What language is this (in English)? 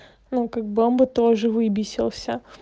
Russian